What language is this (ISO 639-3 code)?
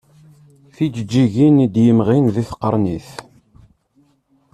kab